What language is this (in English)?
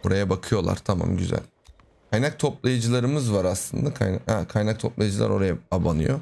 Turkish